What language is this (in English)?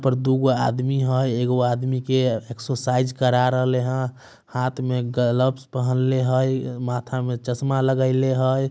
Magahi